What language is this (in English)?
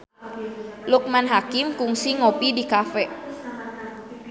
Sundanese